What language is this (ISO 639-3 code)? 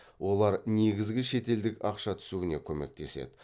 kaz